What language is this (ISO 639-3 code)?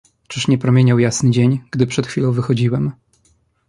pol